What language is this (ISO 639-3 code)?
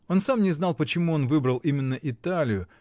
rus